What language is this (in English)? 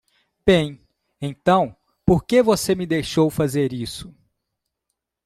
Portuguese